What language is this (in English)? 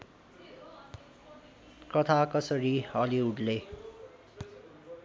Nepali